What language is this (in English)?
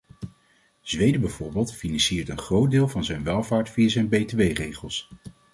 Dutch